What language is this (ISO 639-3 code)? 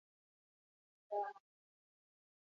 eus